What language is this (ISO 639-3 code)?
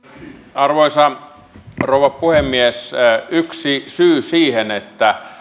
fin